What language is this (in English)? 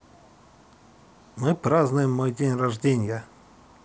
Russian